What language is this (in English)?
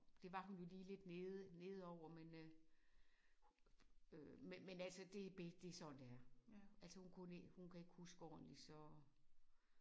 Danish